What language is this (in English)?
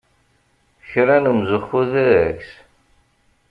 Kabyle